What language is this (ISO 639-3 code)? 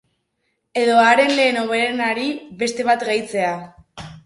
eus